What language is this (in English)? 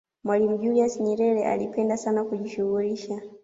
Swahili